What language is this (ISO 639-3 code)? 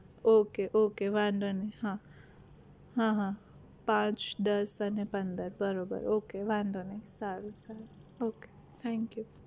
guj